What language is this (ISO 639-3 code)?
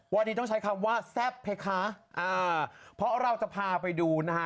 tha